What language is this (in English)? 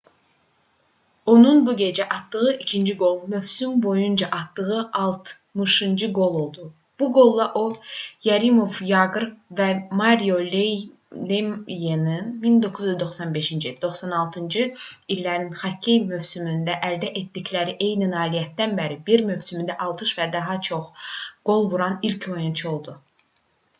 Azerbaijani